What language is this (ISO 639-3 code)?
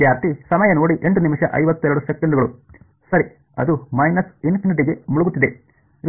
kan